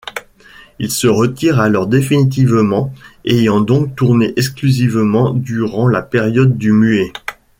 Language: French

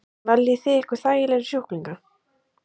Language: Icelandic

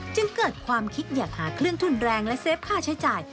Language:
Thai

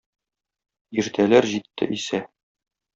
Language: Tatar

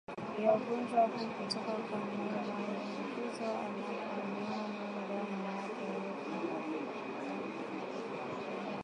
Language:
Swahili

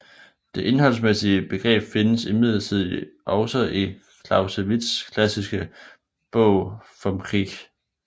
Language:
Danish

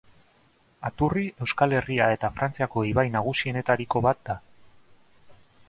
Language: Basque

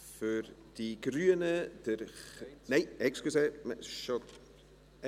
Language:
Swiss German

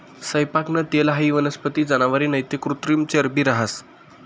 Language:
Marathi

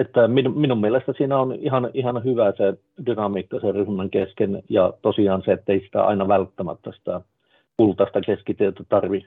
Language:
Finnish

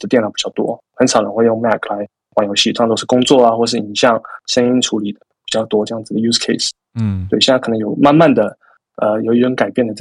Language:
Chinese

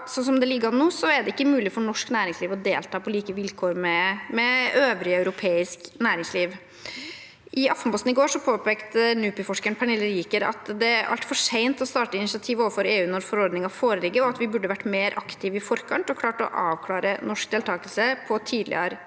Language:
Norwegian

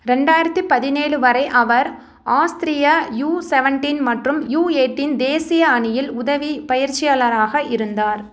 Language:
Tamil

